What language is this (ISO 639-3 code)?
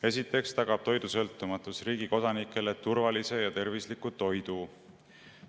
est